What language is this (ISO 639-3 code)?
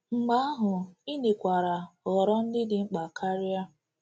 ibo